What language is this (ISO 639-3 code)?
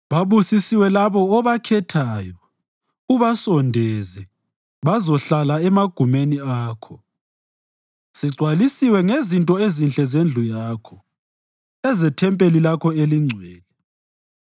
nde